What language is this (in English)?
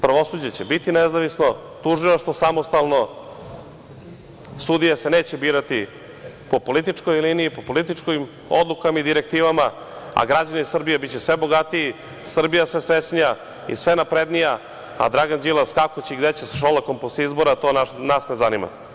Serbian